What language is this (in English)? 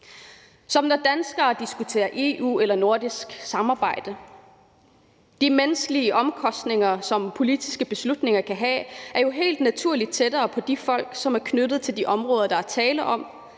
Danish